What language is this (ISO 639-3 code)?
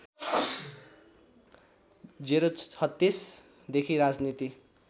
nep